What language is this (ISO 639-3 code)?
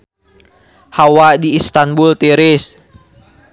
sun